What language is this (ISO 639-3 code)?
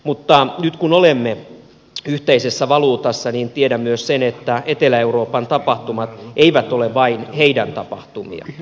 fin